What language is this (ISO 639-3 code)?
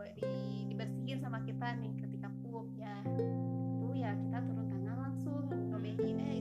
ind